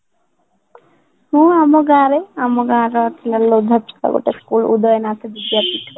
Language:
Odia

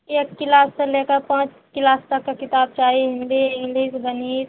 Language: Maithili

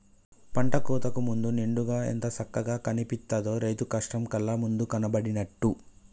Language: Telugu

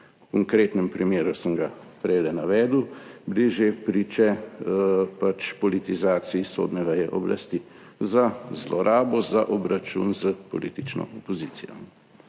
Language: Slovenian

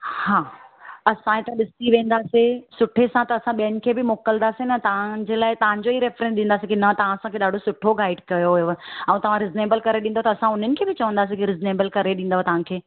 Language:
Sindhi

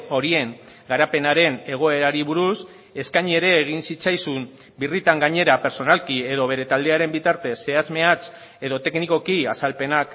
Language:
Basque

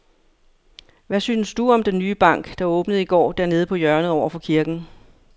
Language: Danish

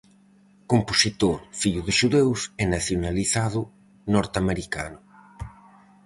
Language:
Galician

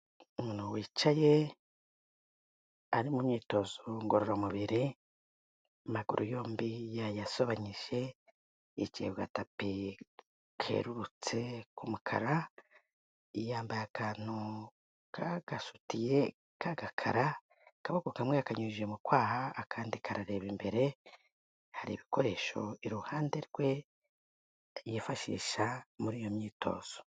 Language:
Kinyarwanda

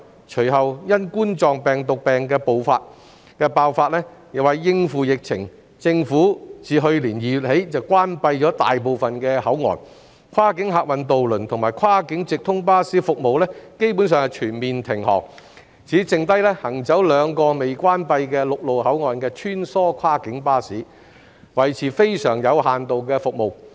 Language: Cantonese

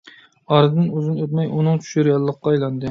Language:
Uyghur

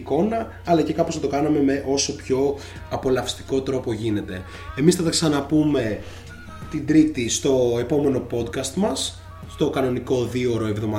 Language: Greek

